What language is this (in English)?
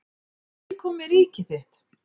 Icelandic